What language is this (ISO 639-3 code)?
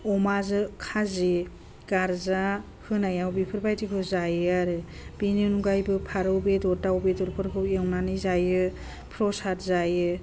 brx